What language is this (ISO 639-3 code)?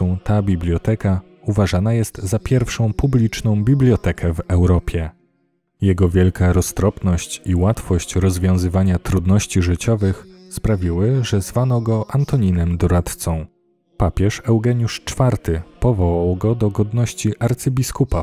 pol